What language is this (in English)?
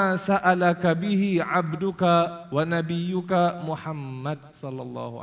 Malay